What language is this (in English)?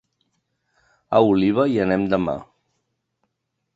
Catalan